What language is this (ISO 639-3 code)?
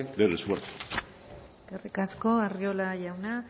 eus